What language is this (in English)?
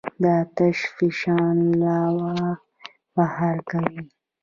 Pashto